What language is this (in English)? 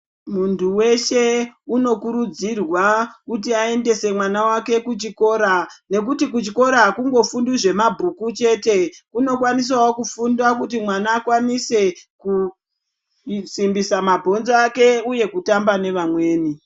Ndau